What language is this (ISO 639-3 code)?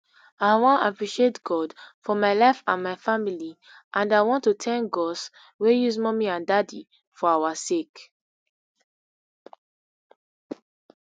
pcm